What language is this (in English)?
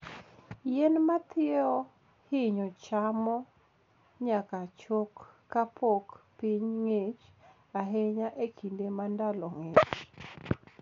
Luo (Kenya and Tanzania)